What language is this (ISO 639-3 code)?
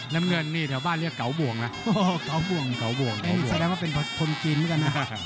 tha